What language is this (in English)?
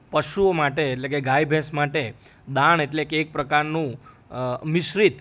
Gujarati